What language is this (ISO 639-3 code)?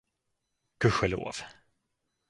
swe